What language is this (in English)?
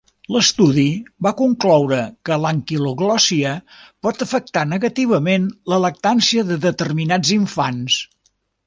Catalan